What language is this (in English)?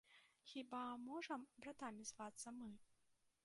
Belarusian